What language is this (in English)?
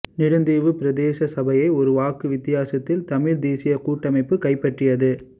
Tamil